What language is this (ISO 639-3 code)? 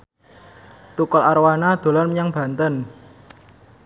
jav